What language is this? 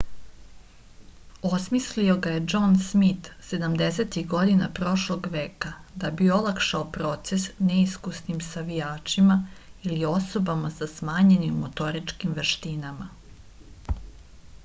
Serbian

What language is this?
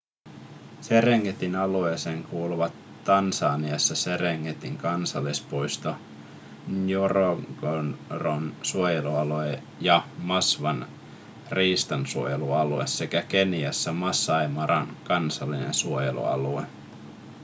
Finnish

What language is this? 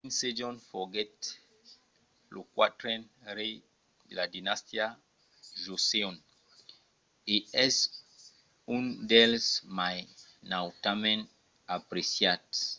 Occitan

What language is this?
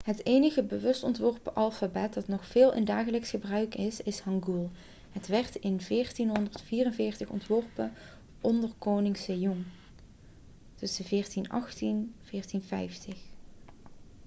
Dutch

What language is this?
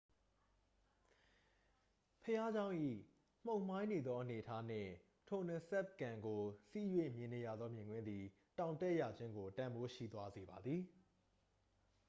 Burmese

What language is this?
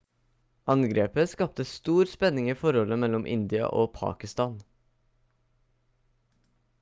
Norwegian Bokmål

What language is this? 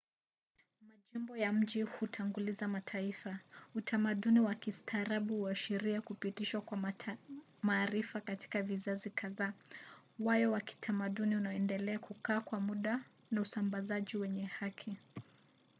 Swahili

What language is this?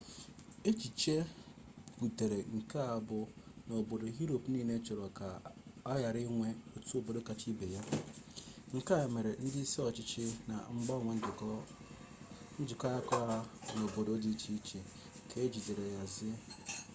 Igbo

